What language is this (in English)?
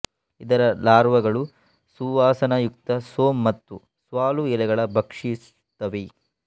Kannada